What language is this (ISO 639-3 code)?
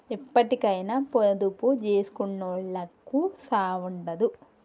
tel